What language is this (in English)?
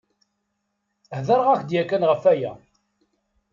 Kabyle